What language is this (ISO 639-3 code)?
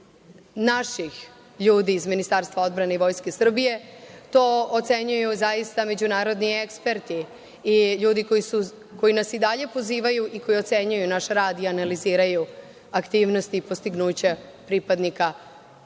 srp